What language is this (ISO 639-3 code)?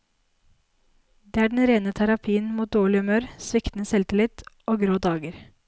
nor